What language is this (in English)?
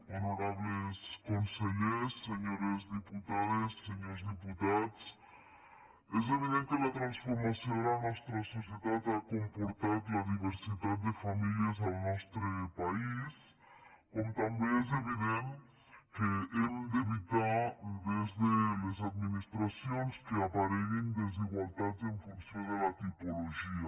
Catalan